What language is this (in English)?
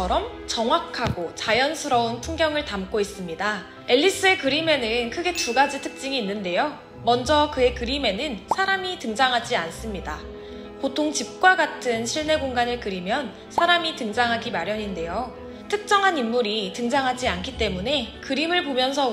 Korean